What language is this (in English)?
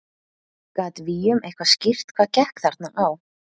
Icelandic